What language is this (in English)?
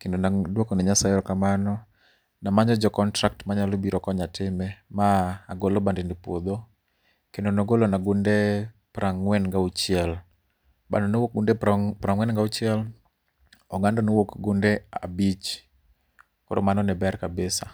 Luo (Kenya and Tanzania)